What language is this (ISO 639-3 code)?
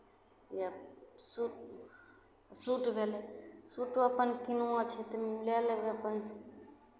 mai